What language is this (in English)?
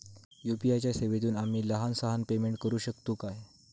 Marathi